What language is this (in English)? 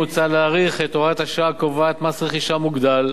Hebrew